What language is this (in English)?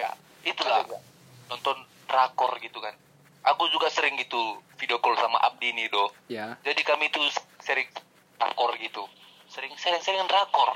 Indonesian